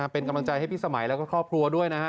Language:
Thai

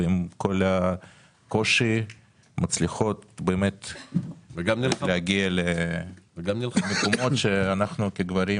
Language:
Hebrew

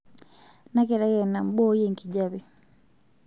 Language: Masai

